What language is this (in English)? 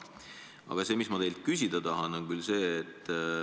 Estonian